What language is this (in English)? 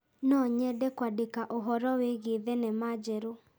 Kikuyu